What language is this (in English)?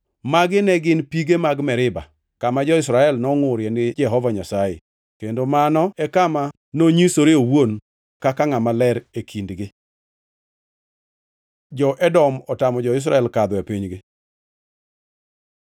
Luo (Kenya and Tanzania)